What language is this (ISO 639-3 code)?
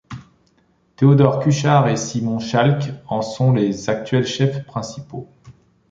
fra